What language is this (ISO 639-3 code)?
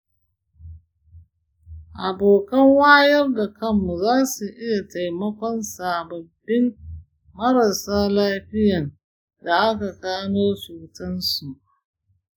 hau